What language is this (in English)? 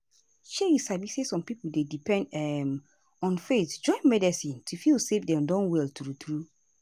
Nigerian Pidgin